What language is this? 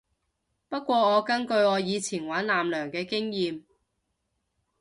Cantonese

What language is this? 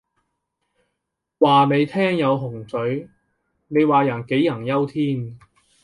Cantonese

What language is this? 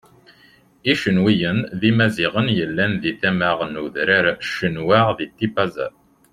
Kabyle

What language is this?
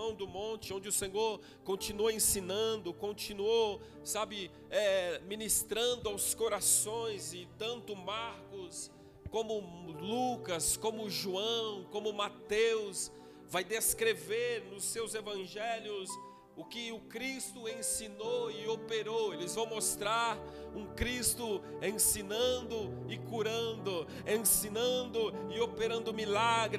Portuguese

